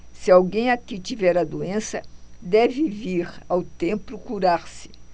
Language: Portuguese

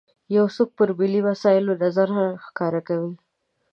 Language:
Pashto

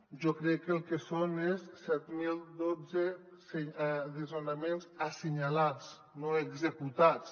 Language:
Catalan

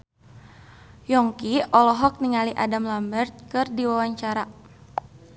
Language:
Sundanese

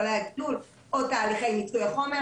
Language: Hebrew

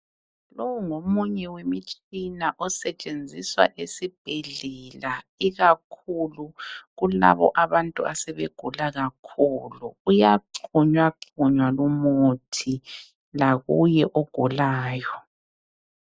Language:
North Ndebele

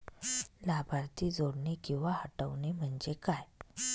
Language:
Marathi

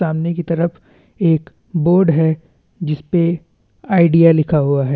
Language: Hindi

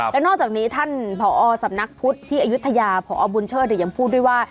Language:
Thai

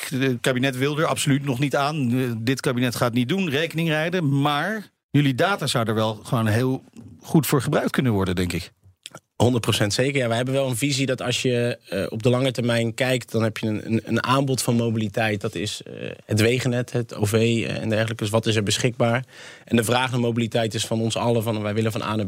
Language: Dutch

